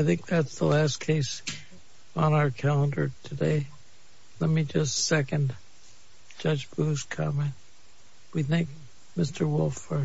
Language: English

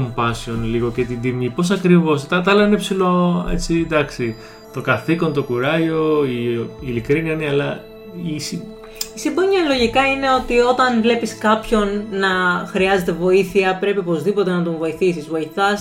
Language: Greek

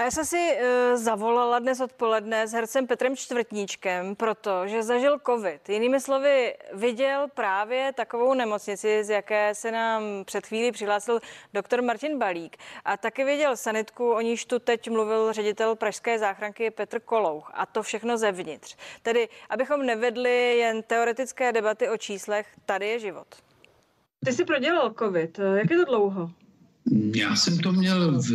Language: Czech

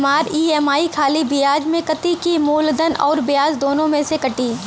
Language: Bhojpuri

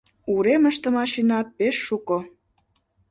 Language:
Mari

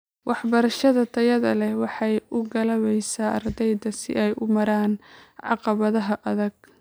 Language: Somali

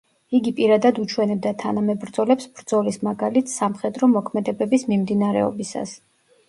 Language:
Georgian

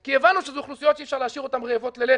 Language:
Hebrew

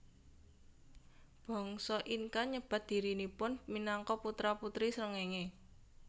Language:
Javanese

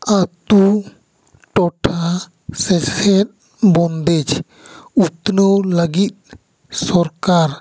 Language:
Santali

